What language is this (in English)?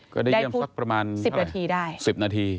Thai